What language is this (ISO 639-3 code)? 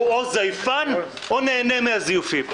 heb